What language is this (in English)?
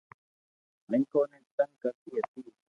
Loarki